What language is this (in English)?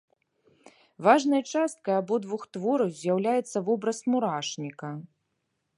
Belarusian